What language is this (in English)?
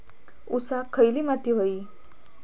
Marathi